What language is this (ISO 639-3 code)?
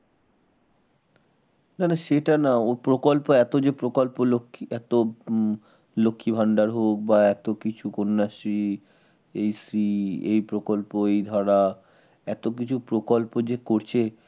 ben